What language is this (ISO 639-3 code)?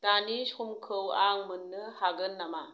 brx